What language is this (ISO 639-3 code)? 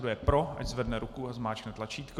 ces